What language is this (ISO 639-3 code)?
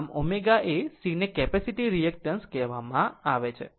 guj